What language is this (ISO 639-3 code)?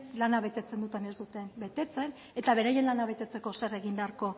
eus